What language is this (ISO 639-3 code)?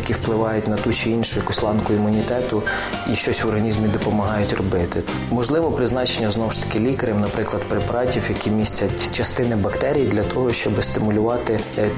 ukr